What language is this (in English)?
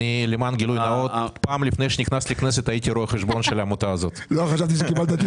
Hebrew